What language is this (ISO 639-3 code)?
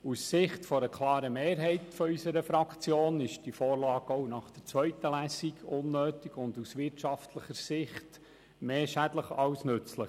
gsw